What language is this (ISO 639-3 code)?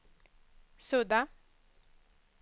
swe